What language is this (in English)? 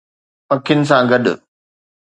Sindhi